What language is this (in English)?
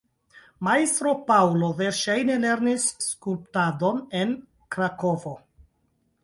Esperanto